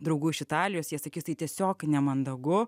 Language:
Lithuanian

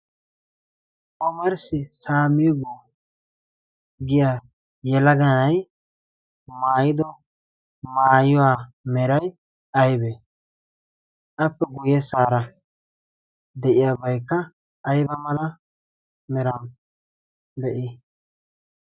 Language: Wolaytta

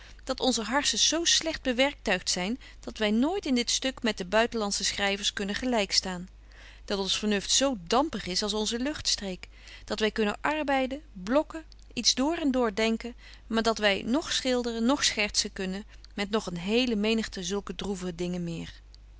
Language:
Dutch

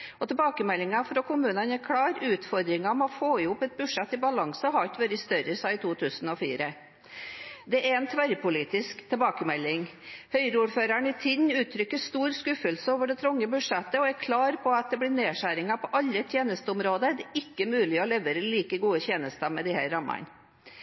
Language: Norwegian Bokmål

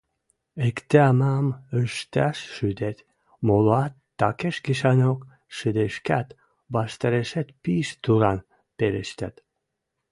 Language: Western Mari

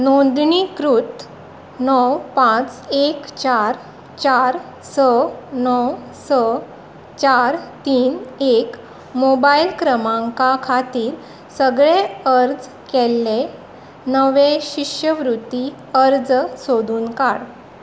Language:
Konkani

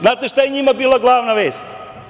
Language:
Serbian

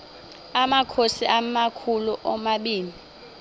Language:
Xhosa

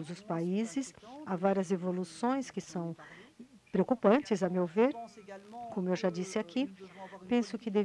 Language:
Portuguese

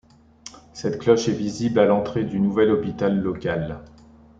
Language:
French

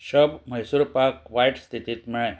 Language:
Konkani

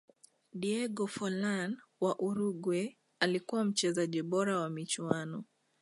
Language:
Swahili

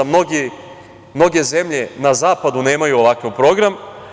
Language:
Serbian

